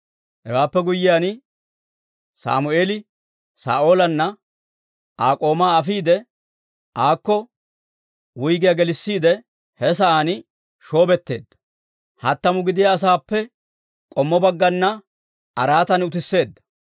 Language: Dawro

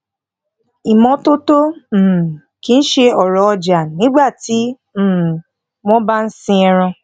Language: Yoruba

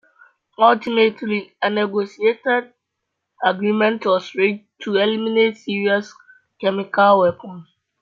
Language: English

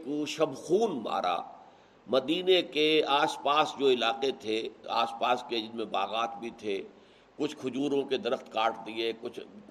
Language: Urdu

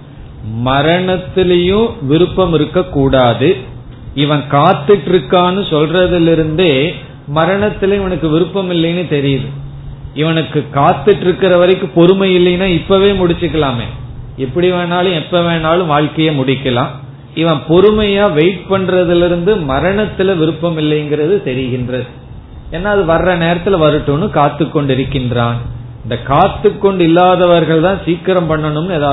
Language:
Tamil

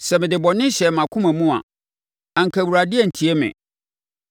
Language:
Akan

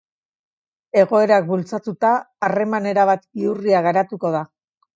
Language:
Basque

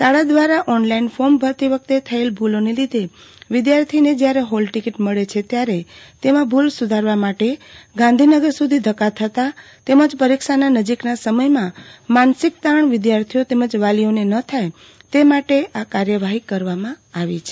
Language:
Gujarati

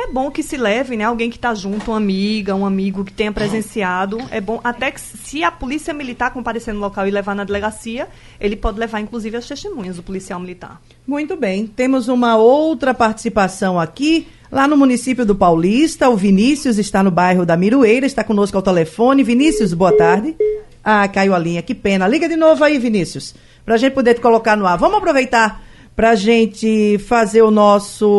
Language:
Portuguese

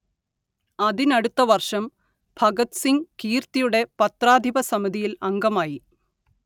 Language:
Malayalam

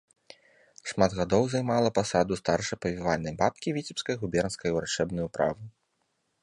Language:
Belarusian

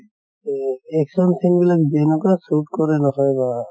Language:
Assamese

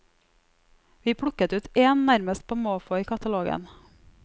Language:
Norwegian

